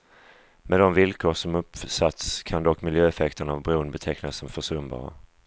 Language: Swedish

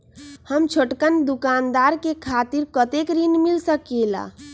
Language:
Magahi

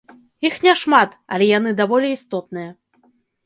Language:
Belarusian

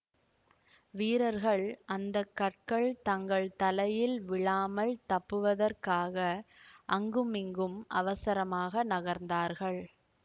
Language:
Tamil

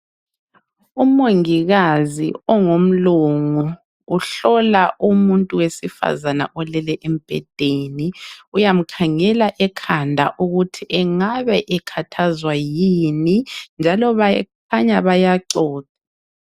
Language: North Ndebele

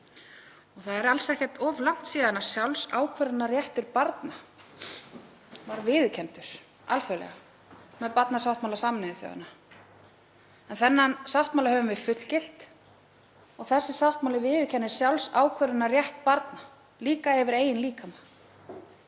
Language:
Icelandic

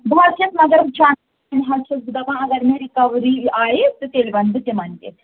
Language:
Kashmiri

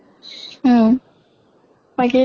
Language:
Assamese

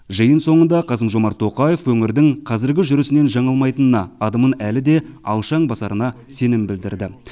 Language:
Kazakh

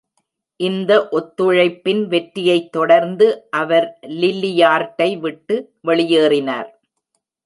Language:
Tamil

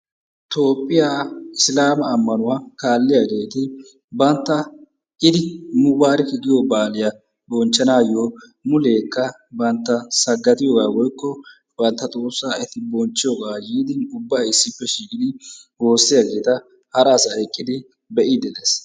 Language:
Wolaytta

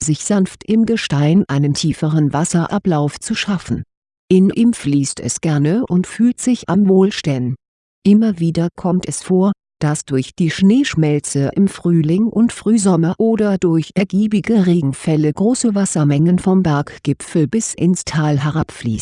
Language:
German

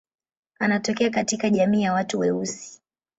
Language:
Swahili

